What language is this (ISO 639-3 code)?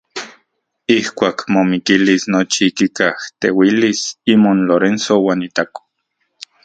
ncx